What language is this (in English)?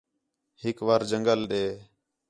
Khetrani